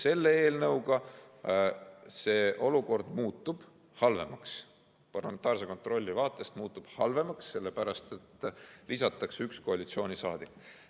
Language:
Estonian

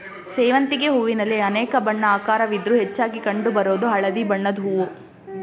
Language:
Kannada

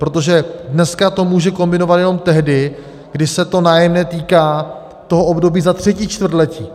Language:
Czech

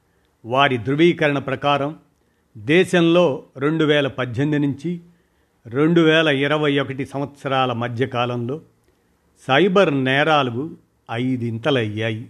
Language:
Telugu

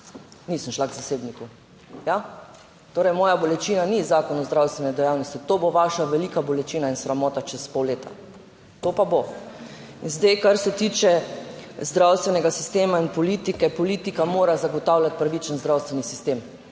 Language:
Slovenian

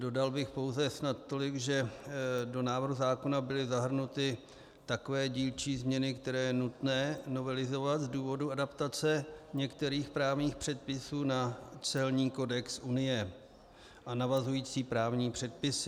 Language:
Czech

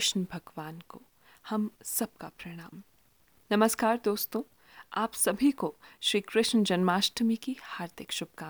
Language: Hindi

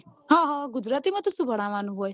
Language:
Gujarati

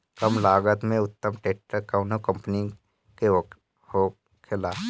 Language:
Bhojpuri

